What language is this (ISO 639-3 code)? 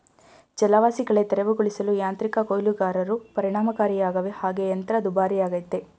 kan